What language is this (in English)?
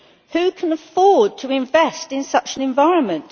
English